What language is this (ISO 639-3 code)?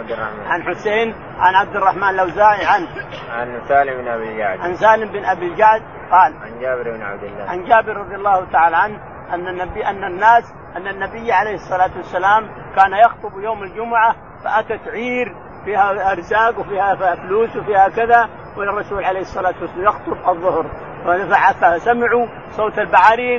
ara